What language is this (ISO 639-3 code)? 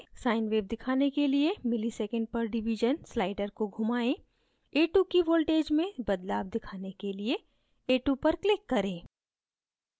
hin